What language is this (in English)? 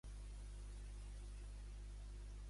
Catalan